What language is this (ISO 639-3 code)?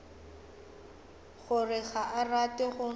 nso